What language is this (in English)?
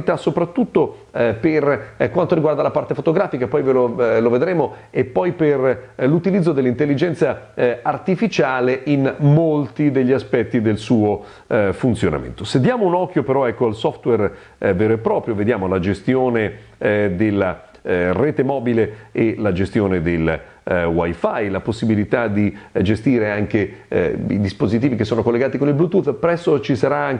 Italian